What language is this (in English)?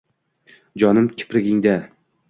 Uzbek